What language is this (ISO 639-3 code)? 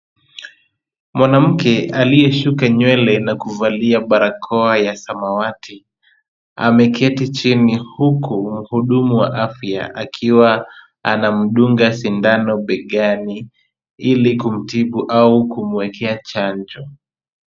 swa